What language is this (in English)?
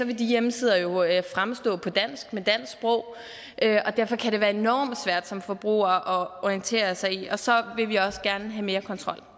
Danish